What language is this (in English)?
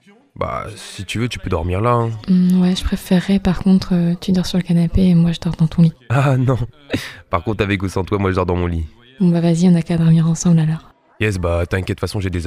French